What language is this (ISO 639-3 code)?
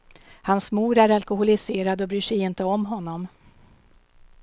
swe